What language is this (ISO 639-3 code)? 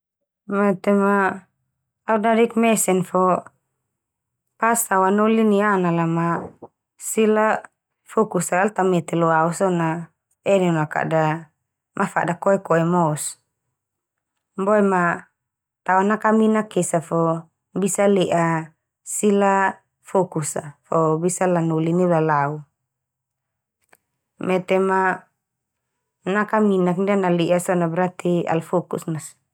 twu